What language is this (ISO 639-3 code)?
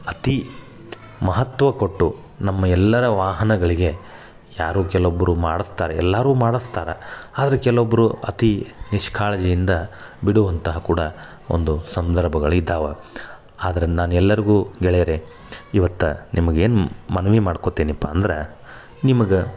kan